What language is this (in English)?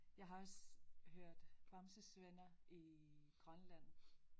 Danish